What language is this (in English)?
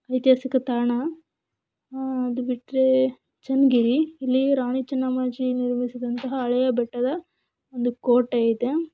Kannada